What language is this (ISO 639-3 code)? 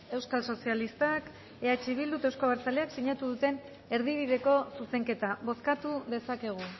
eus